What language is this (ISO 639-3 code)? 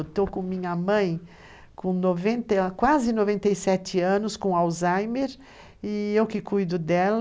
por